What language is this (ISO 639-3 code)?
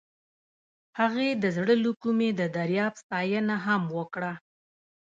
pus